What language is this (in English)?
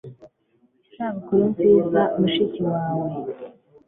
Kinyarwanda